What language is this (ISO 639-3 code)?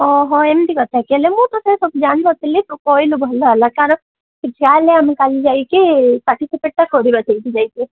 ori